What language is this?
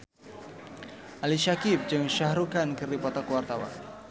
Sundanese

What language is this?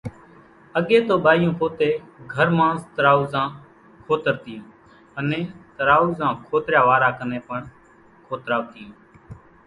Kachi Koli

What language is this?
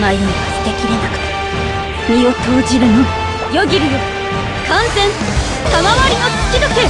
Japanese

